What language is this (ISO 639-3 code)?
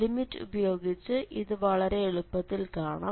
mal